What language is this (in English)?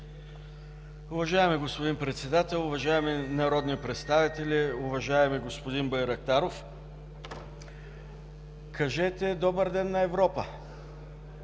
Bulgarian